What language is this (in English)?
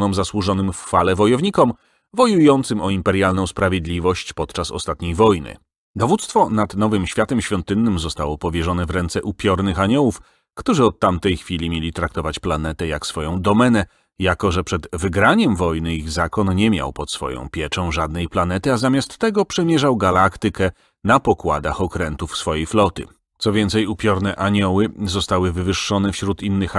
Polish